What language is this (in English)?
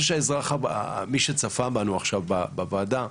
Hebrew